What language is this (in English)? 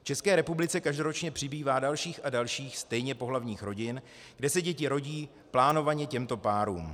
Czech